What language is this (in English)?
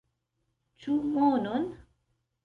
Esperanto